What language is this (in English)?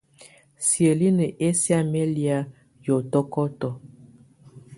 Tunen